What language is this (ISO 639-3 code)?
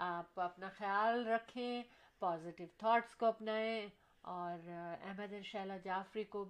urd